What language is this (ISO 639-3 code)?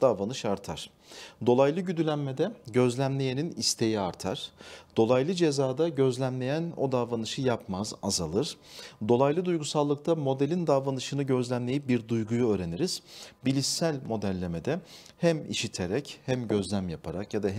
tur